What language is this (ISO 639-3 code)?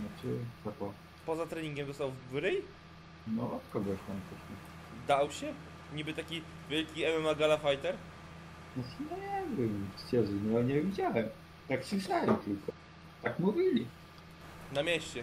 pol